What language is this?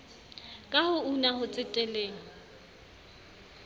Southern Sotho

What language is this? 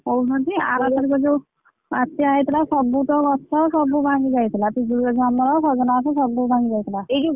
Odia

